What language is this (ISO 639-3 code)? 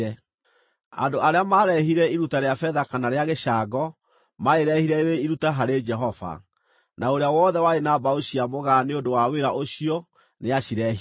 kik